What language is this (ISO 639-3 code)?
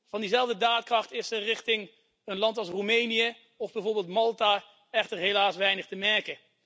nld